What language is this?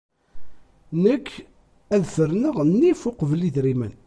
Kabyle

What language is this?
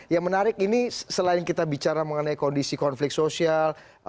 Indonesian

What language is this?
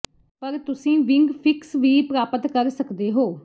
Punjabi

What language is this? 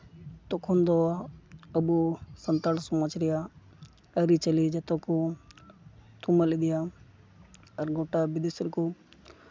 Santali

